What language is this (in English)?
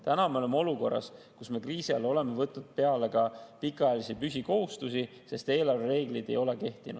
Estonian